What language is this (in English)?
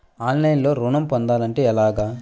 Telugu